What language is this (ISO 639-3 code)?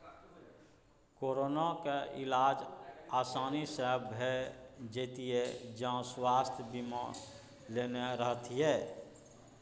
mai